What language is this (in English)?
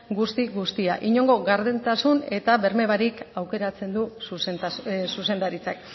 Basque